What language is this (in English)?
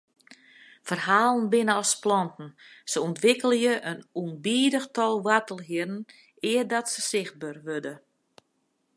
Western Frisian